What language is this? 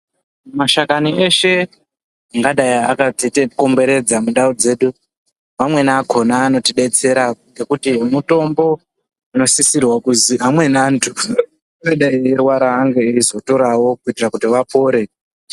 Ndau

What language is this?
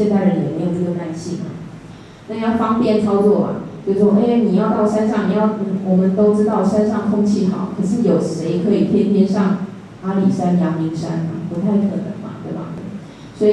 Chinese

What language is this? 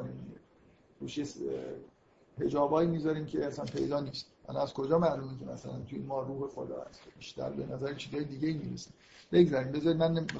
Persian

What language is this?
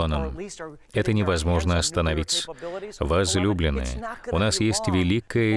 Russian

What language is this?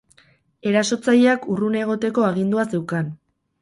Basque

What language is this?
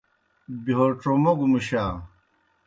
Kohistani Shina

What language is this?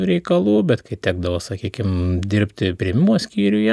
Lithuanian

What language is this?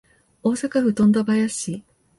Japanese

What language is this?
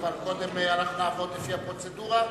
Hebrew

